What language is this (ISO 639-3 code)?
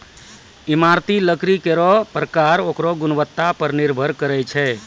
mai